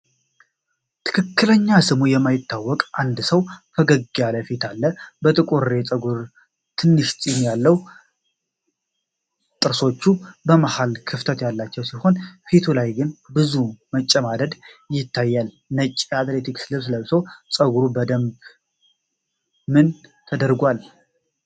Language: Amharic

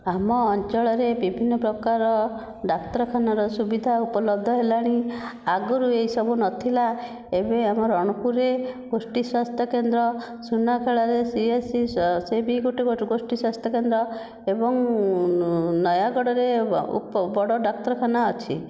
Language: Odia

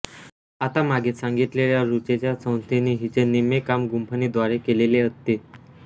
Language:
Marathi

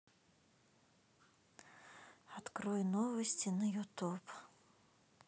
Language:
Russian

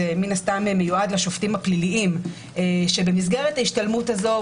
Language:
Hebrew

